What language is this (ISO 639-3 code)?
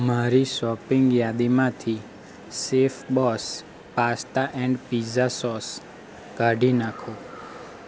guj